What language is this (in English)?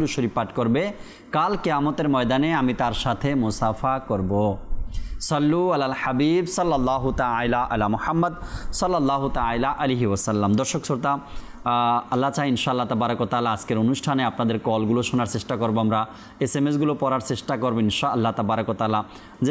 Arabic